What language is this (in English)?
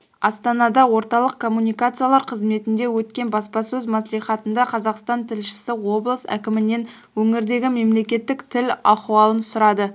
Kazakh